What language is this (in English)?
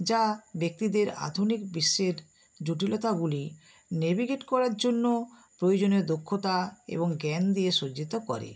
Bangla